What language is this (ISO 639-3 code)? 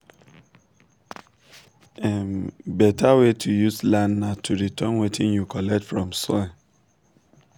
pcm